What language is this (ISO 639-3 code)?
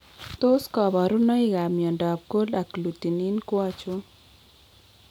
kln